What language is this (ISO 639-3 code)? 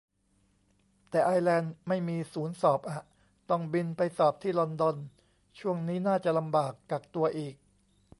tha